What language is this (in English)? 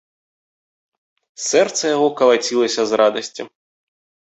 Belarusian